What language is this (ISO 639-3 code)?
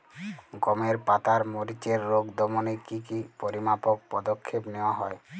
ben